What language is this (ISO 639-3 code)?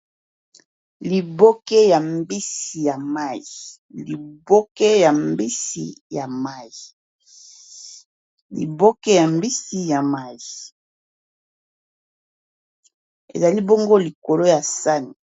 lin